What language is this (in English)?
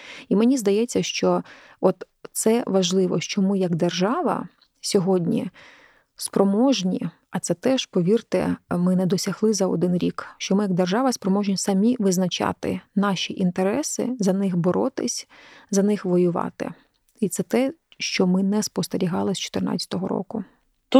Ukrainian